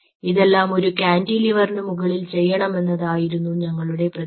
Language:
Malayalam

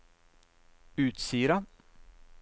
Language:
Norwegian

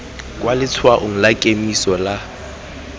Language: Tswana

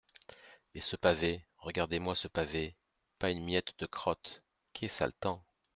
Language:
French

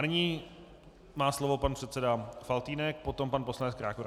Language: Czech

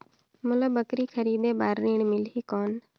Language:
Chhattisgarhi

